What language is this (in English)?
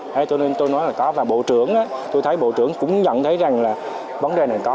Vietnamese